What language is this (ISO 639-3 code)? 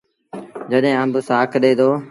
sbn